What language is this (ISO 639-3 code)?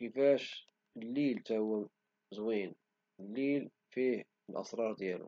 ary